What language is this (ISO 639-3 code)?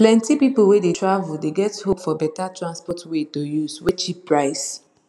pcm